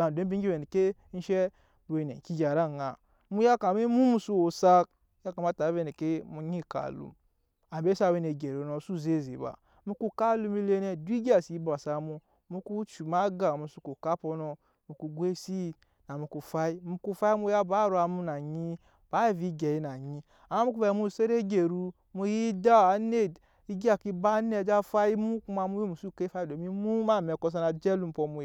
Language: Nyankpa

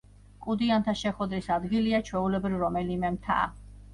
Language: Georgian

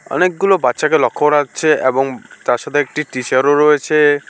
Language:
Bangla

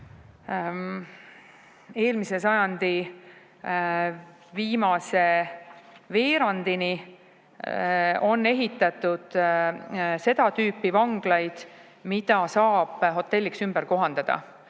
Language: Estonian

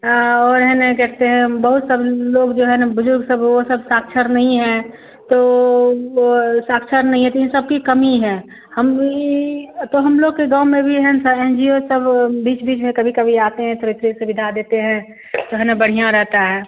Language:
Hindi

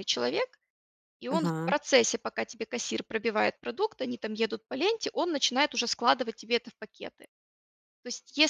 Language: Russian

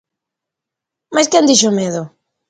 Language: Galician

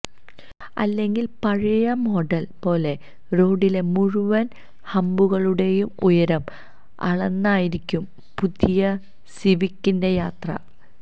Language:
Malayalam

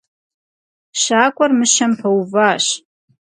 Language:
Kabardian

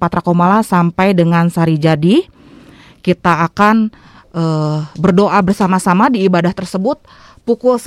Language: Indonesian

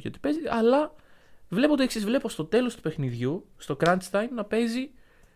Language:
Greek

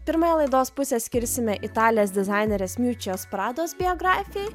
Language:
Lithuanian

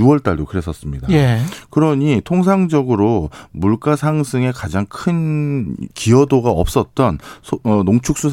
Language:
Korean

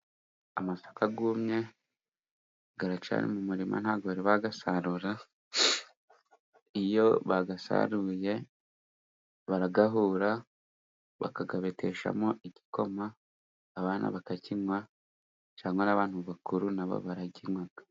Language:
Kinyarwanda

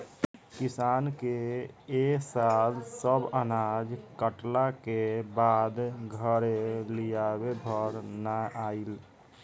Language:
Bhojpuri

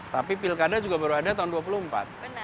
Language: Indonesian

